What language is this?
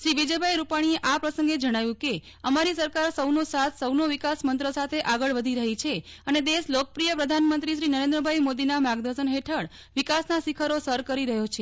Gujarati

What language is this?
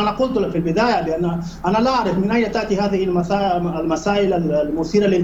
Arabic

